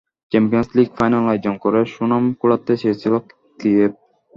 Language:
Bangla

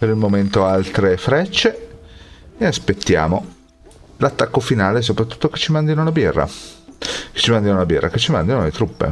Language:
Italian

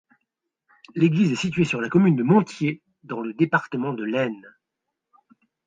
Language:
French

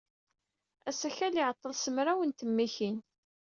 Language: Kabyle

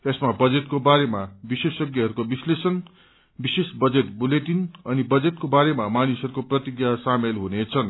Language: Nepali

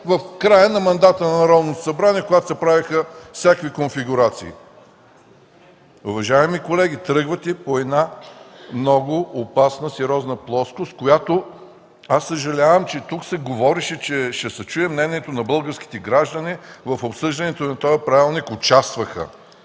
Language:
Bulgarian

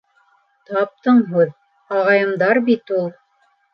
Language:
Bashkir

